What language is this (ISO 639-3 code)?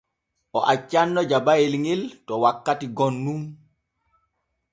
fue